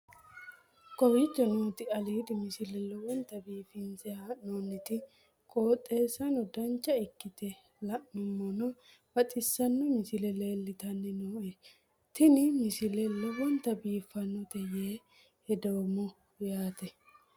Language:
Sidamo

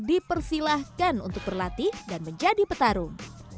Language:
Indonesian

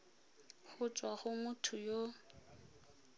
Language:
Tswana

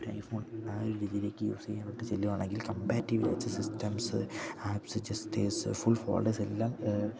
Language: Malayalam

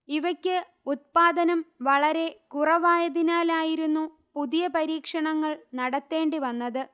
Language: Malayalam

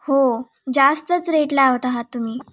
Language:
Marathi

